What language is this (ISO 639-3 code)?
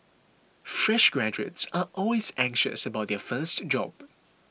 eng